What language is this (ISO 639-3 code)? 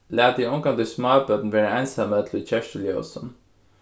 fao